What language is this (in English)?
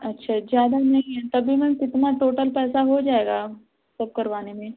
Hindi